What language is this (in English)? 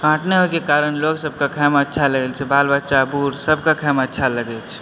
Maithili